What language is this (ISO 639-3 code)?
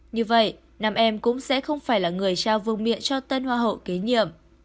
vie